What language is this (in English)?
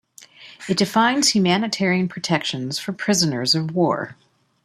English